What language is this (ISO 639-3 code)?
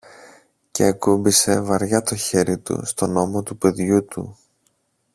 ell